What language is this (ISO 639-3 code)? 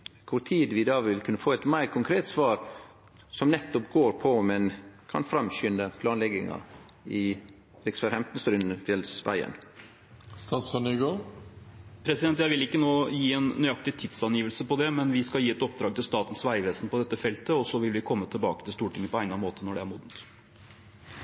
nor